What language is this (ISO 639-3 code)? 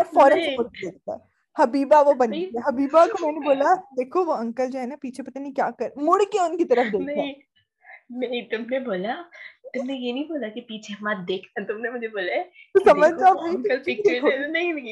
urd